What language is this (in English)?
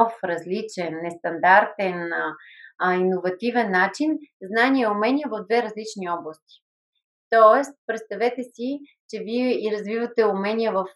Bulgarian